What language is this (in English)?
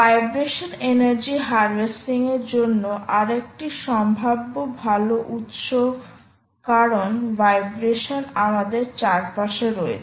Bangla